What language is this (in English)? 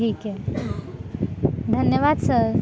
Marathi